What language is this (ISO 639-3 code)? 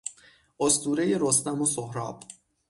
fas